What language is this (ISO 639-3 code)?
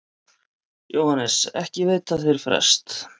isl